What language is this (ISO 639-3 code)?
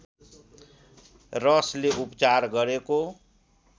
nep